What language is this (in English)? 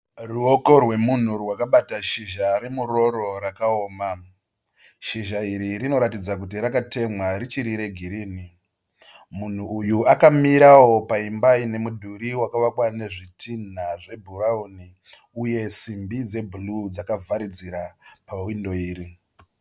Shona